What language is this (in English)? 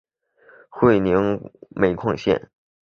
Chinese